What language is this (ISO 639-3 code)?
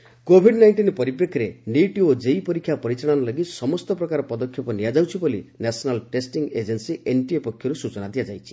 ori